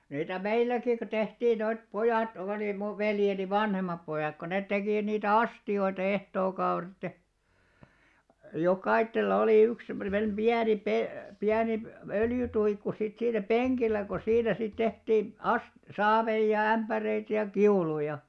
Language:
Finnish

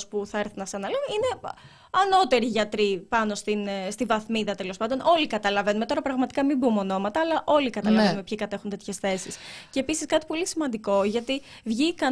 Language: Greek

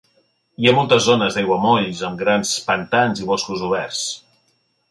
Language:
Catalan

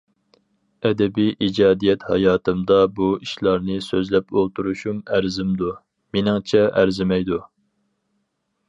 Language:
Uyghur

